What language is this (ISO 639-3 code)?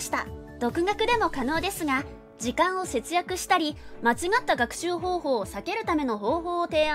jpn